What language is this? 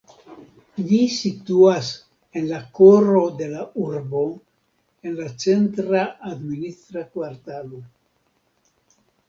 Esperanto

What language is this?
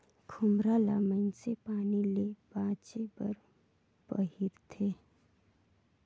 Chhattisgarhi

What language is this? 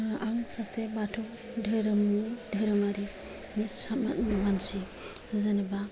Bodo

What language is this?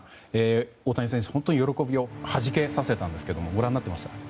Japanese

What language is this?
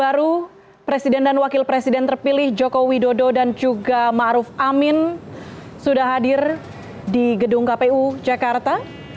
Indonesian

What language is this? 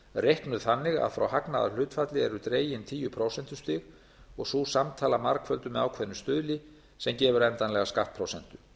Icelandic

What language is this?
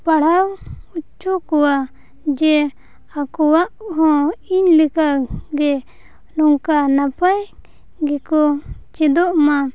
Santali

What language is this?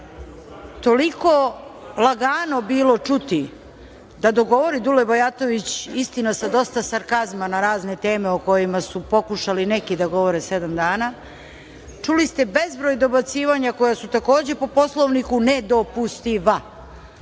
Serbian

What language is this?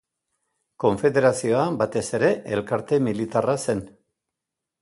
Basque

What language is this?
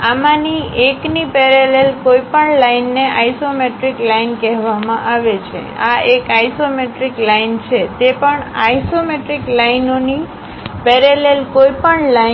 Gujarati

